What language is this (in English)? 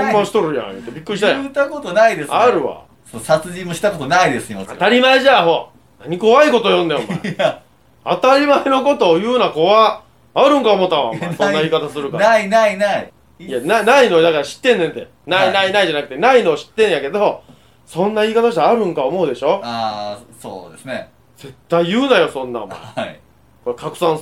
Japanese